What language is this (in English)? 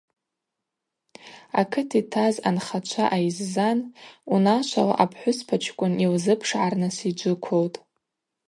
Abaza